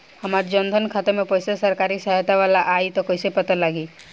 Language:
Bhojpuri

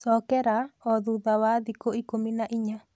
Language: Kikuyu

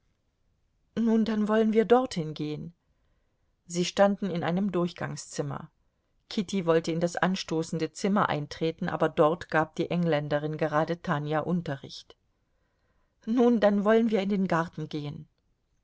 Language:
German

